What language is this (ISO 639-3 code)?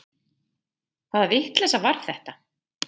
isl